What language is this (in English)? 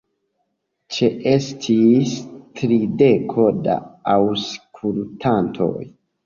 Esperanto